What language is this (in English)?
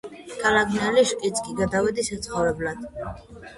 Georgian